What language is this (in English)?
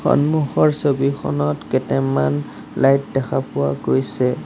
Assamese